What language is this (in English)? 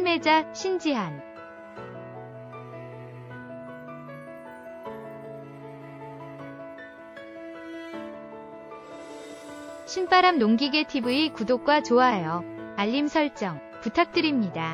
Korean